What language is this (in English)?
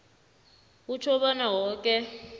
South Ndebele